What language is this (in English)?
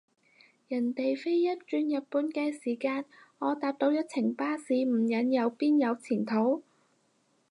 Cantonese